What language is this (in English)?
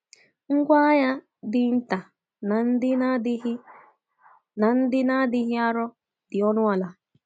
Igbo